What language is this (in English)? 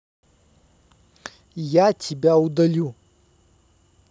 Russian